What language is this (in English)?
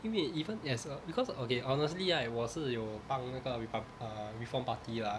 English